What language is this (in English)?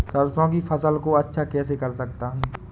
Hindi